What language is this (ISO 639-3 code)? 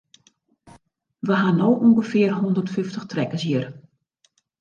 fry